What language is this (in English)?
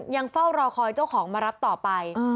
Thai